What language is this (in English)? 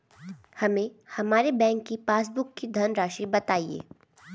Hindi